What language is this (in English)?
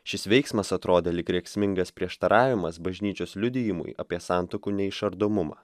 Lithuanian